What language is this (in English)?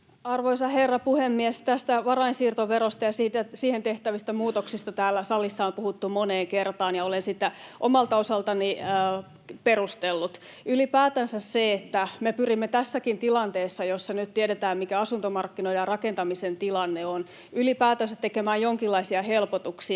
Finnish